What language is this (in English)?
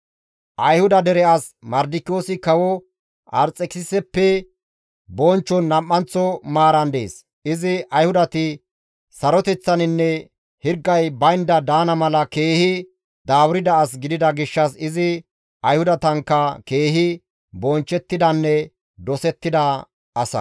Gamo